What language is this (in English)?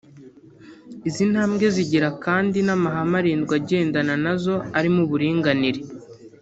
Kinyarwanda